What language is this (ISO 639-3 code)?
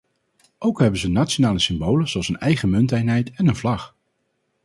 nld